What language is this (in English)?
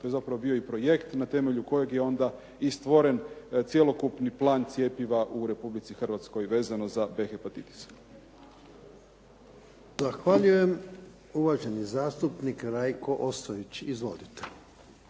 Croatian